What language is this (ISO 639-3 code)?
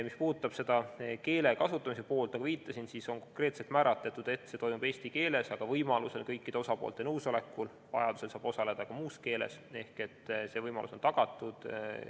est